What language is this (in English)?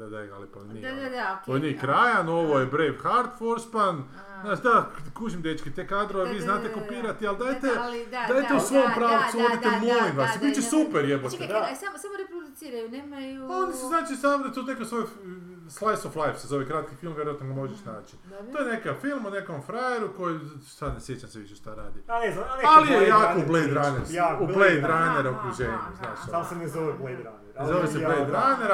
Croatian